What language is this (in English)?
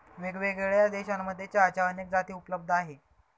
Marathi